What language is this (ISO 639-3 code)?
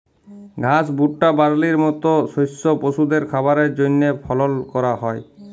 ben